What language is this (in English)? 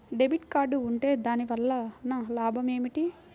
Telugu